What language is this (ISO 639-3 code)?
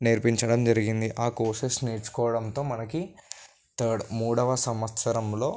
tel